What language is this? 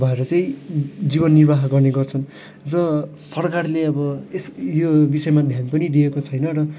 Nepali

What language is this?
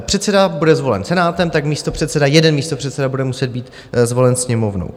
Czech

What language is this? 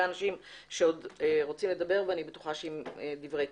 Hebrew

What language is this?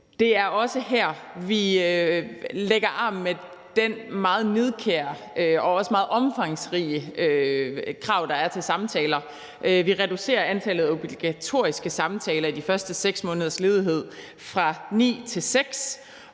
Danish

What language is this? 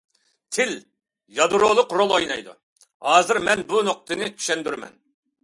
Uyghur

